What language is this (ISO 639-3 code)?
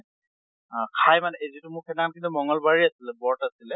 asm